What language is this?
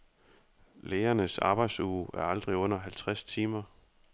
Danish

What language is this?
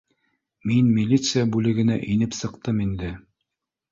Bashkir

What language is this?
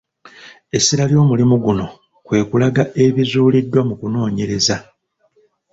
Ganda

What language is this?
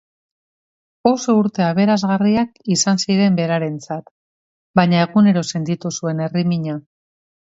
Basque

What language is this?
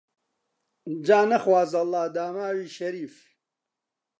Central Kurdish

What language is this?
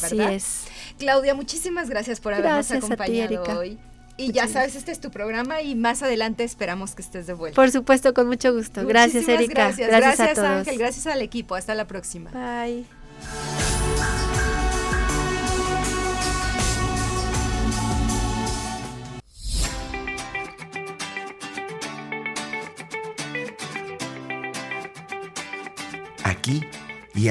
Spanish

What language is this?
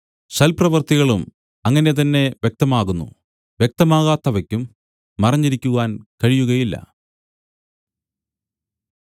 Malayalam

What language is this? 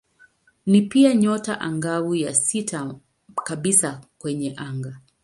Swahili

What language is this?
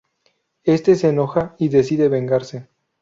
Spanish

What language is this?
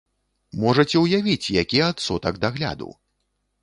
Belarusian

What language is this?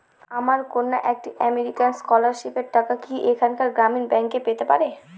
Bangla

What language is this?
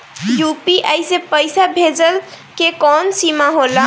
Bhojpuri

